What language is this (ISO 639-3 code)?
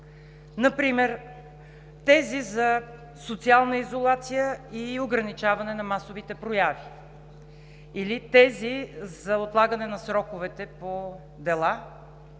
bul